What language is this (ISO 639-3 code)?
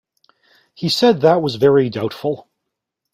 eng